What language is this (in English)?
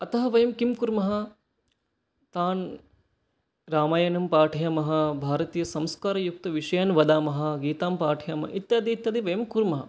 Sanskrit